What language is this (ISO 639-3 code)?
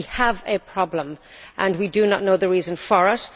eng